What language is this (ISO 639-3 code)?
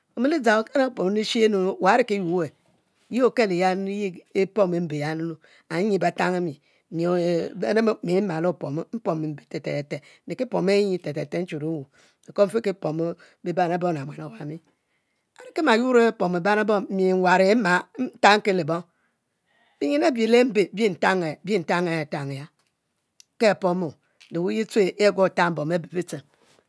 mfo